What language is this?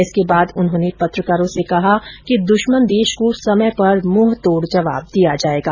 Hindi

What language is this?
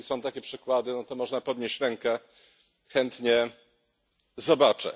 Polish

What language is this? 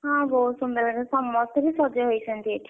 Odia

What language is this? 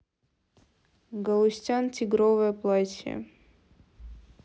Russian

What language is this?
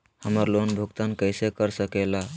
Magahi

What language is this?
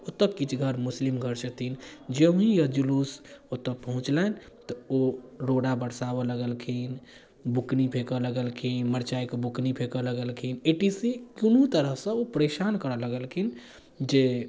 Maithili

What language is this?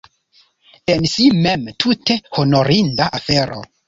Esperanto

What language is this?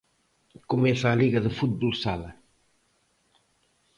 Galician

